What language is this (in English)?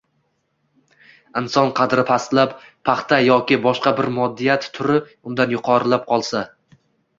Uzbek